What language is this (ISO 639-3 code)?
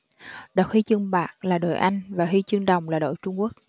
vie